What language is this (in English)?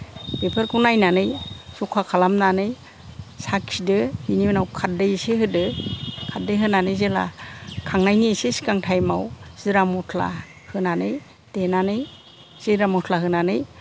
Bodo